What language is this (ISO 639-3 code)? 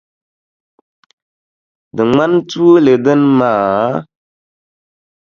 dag